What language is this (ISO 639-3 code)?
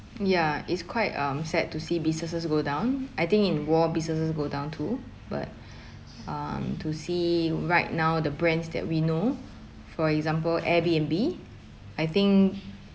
eng